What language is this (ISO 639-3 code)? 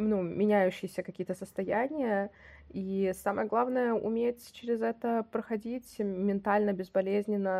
rus